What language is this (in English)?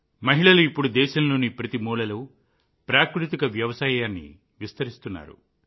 Telugu